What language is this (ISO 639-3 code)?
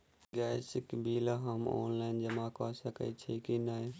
mai